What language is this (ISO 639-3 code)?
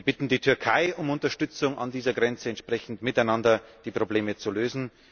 deu